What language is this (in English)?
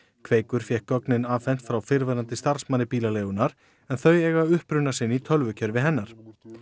Icelandic